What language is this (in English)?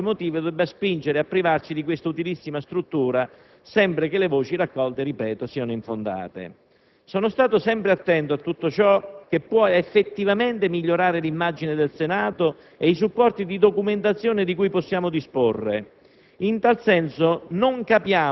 Italian